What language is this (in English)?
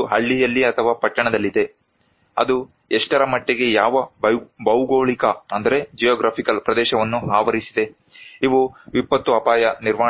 Kannada